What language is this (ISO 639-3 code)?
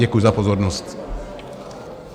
ces